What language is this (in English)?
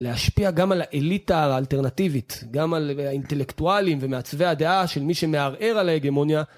Hebrew